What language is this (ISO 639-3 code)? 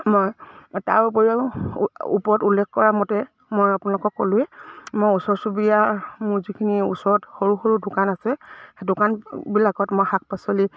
asm